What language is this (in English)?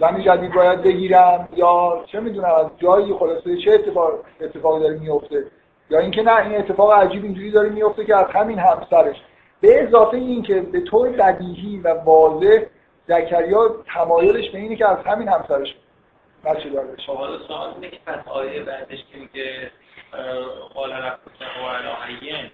Persian